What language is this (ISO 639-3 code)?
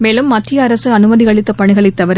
tam